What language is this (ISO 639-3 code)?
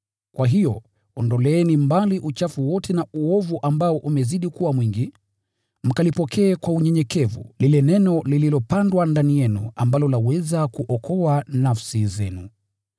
swa